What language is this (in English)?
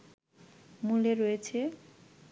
Bangla